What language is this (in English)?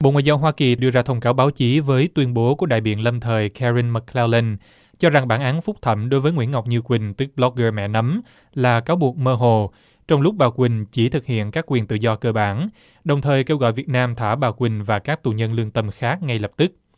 Vietnamese